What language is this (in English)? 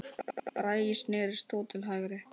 Icelandic